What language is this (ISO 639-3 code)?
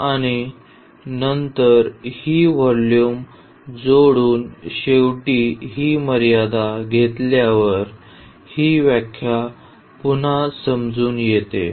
mar